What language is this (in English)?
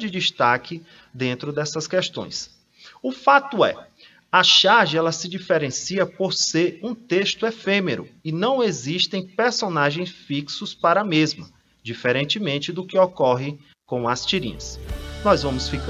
Portuguese